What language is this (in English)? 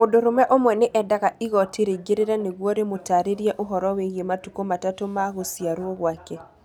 Kikuyu